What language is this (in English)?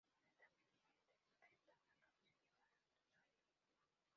Spanish